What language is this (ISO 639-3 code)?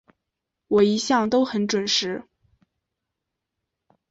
zho